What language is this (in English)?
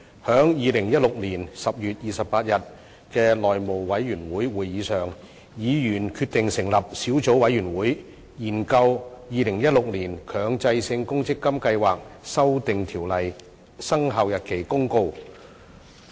Cantonese